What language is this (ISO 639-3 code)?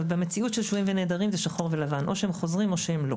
heb